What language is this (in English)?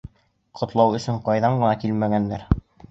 Bashkir